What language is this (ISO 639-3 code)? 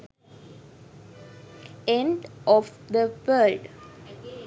sin